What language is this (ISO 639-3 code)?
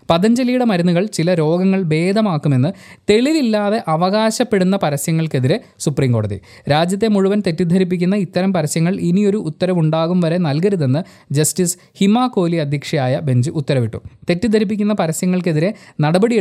mal